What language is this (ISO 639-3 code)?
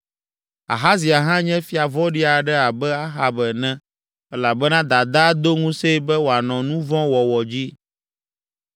ewe